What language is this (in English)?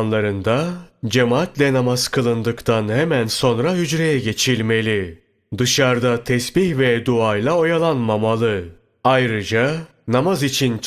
Turkish